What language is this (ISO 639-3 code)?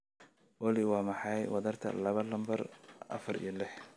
som